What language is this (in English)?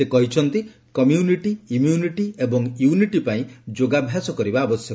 Odia